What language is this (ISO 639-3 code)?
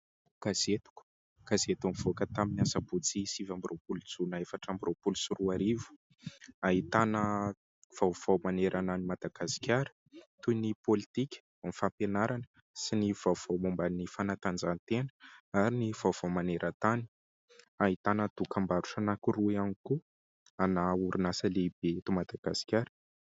mlg